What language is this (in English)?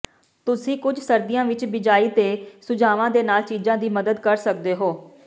Punjabi